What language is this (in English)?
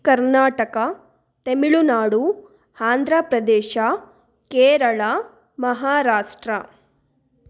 Kannada